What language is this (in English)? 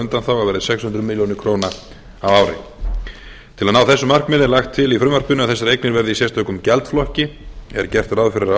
Icelandic